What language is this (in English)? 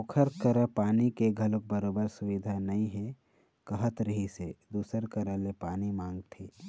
Chhattisgarhi